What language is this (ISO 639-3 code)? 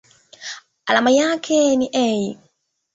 swa